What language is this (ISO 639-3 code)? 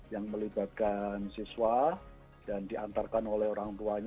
ind